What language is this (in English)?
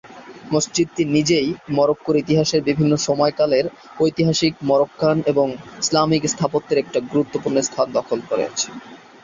Bangla